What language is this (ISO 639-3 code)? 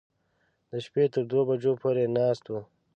pus